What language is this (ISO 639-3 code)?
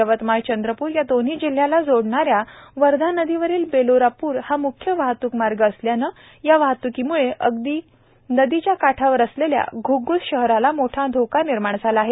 mar